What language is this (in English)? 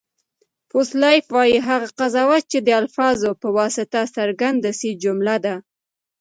Pashto